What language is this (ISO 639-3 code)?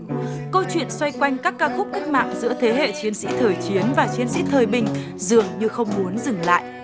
vie